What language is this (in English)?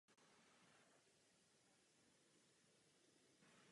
Czech